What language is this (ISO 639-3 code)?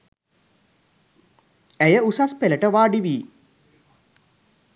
sin